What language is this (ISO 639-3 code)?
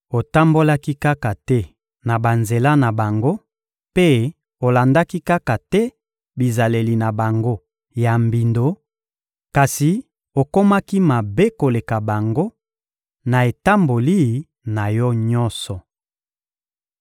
lin